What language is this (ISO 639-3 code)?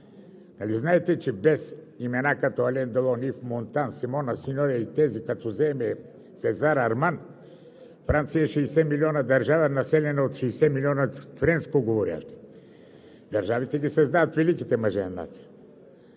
bul